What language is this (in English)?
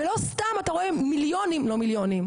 Hebrew